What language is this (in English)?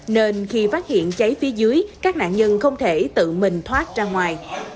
Vietnamese